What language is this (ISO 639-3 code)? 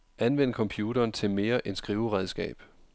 dan